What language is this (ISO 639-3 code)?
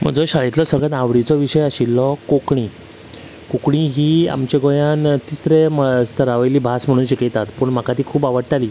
kok